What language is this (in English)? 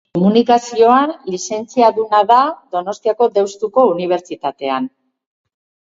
Basque